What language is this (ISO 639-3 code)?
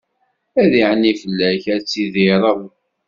kab